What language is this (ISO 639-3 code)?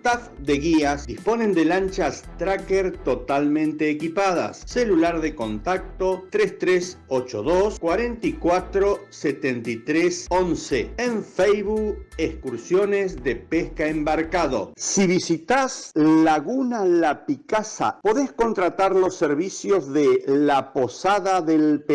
spa